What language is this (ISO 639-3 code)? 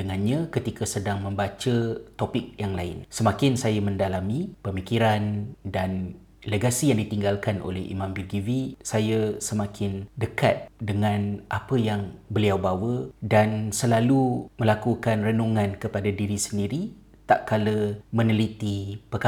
msa